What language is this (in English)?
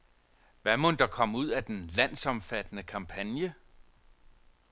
Danish